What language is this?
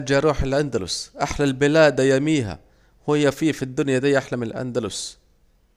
Saidi Arabic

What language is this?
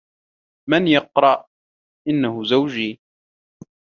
Arabic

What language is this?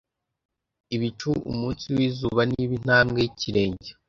Kinyarwanda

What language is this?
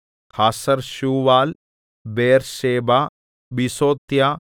Malayalam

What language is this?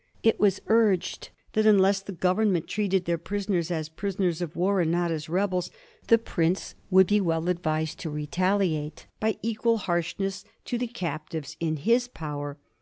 English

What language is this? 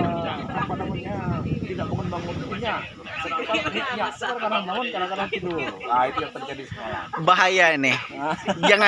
Indonesian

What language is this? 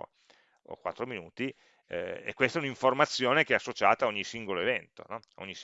Italian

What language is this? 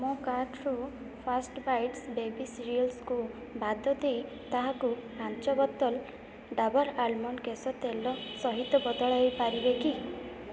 Odia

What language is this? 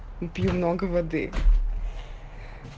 Russian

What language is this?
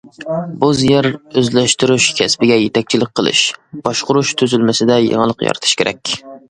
Uyghur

